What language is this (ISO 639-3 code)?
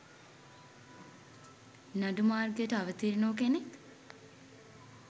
sin